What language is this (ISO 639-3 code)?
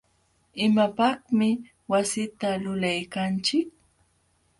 qxw